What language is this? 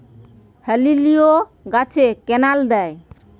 Bangla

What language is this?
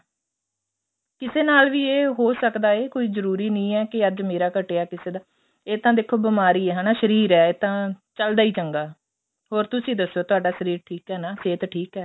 Punjabi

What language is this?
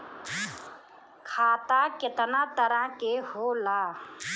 Bhojpuri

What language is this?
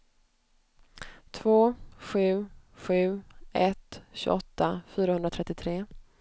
Swedish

